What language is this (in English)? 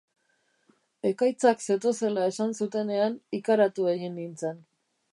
Basque